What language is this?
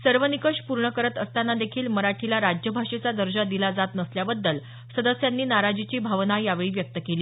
Marathi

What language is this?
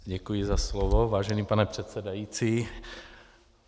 Czech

